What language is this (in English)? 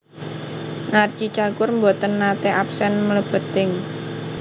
Javanese